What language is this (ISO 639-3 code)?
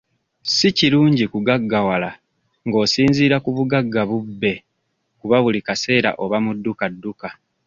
lug